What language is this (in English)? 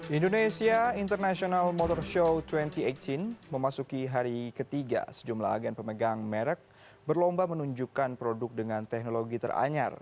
Indonesian